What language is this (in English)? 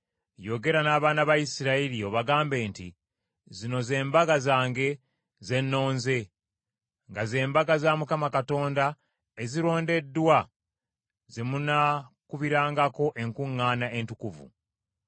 Ganda